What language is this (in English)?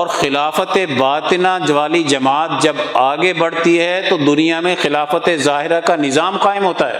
Urdu